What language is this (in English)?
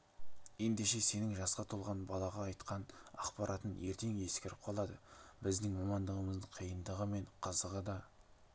Kazakh